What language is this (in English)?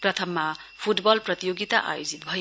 Nepali